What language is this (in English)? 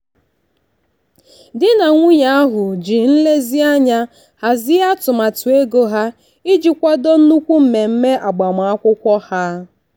Igbo